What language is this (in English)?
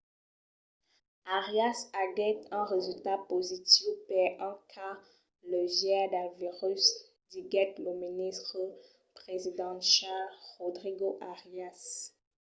Occitan